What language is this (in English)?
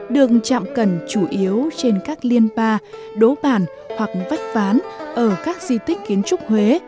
Vietnamese